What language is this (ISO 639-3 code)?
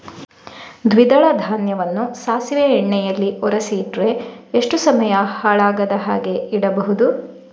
kan